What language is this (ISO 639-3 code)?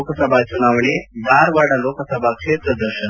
kan